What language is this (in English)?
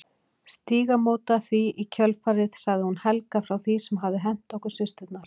Icelandic